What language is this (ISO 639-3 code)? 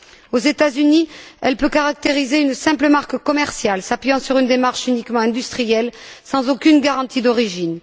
fra